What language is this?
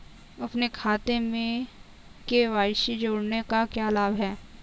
Hindi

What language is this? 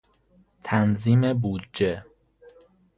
Persian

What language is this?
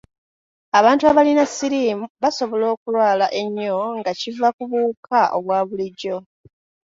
Ganda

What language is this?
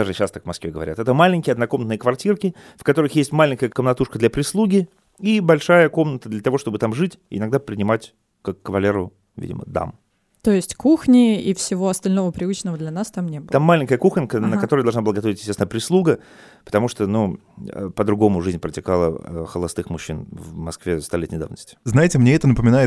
Russian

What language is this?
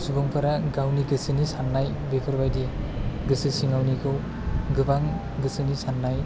Bodo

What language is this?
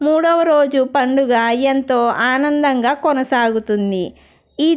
Telugu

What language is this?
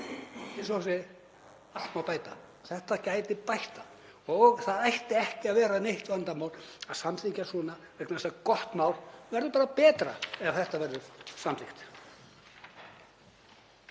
Icelandic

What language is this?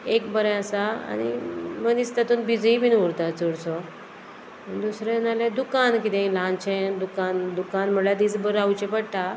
Konkani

